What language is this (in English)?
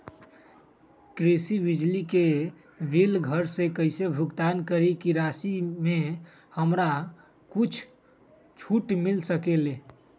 Magahi